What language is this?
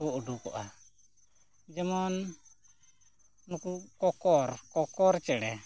Santali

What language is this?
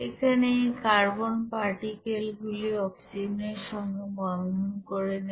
Bangla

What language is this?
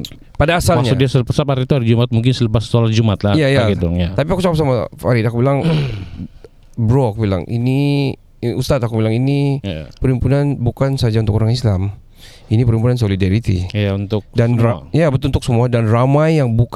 Malay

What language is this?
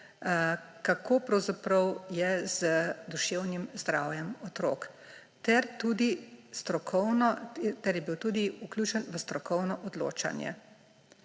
Slovenian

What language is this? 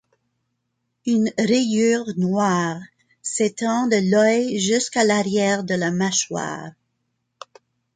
French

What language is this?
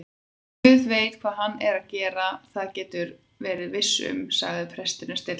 Icelandic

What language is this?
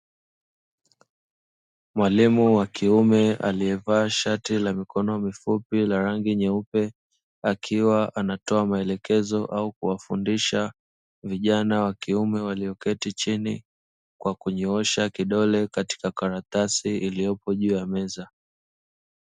Swahili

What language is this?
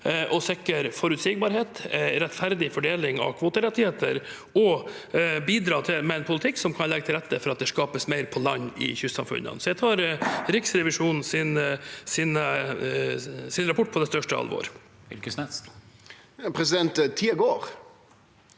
Norwegian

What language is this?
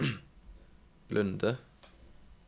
Norwegian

